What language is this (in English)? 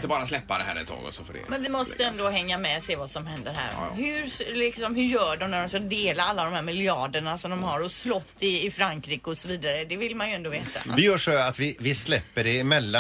Swedish